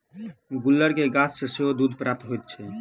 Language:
Maithili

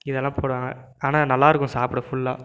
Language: Tamil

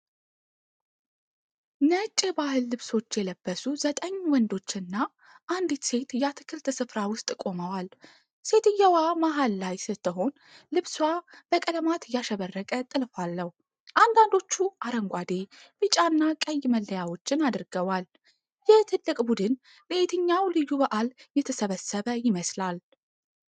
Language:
Amharic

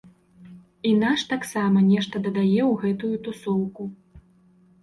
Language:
Belarusian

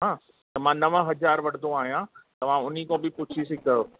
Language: Sindhi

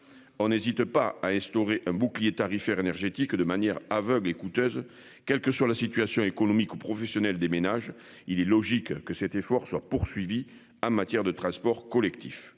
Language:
French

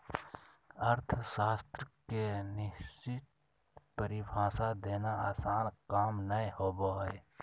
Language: Magahi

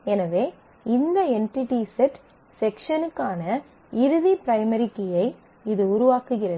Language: Tamil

